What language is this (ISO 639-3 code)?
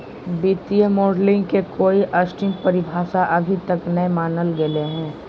mag